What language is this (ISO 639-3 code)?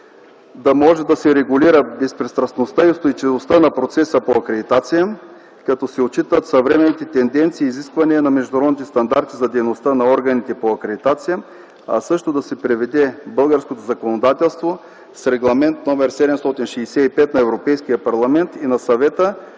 bul